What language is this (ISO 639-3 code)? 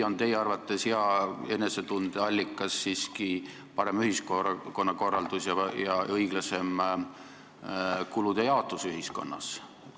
est